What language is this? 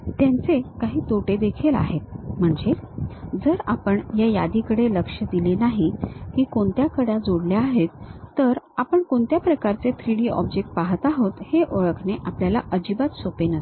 Marathi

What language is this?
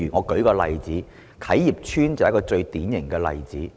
Cantonese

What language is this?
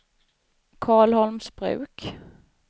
Swedish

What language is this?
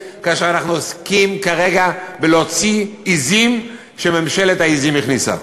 Hebrew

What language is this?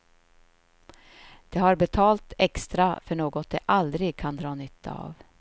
Swedish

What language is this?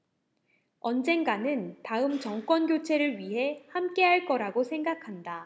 Korean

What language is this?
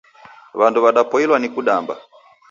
Taita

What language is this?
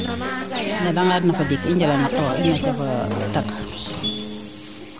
Serer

